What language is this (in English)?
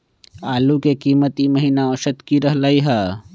Magahi